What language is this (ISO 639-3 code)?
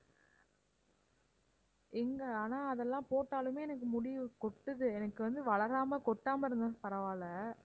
tam